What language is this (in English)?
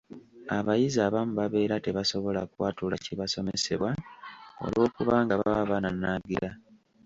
Ganda